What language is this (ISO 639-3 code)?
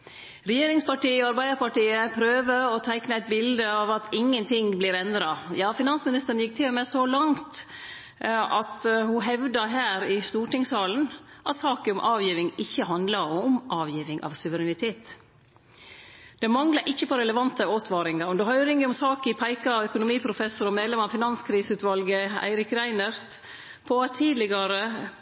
nno